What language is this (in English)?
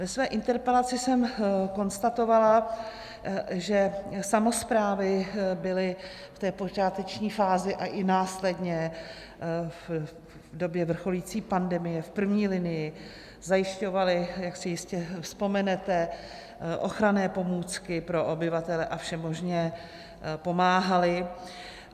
Czech